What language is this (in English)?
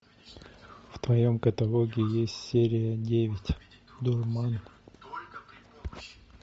Russian